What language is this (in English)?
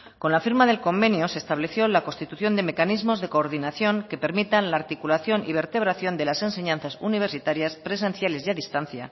Spanish